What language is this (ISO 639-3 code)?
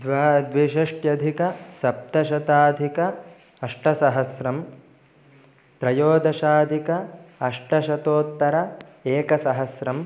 san